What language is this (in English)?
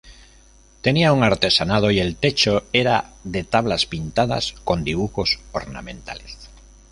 Spanish